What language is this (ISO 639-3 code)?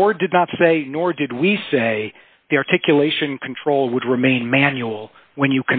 eng